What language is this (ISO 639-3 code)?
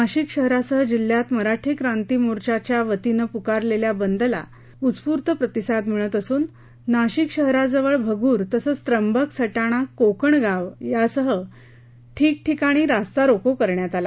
mar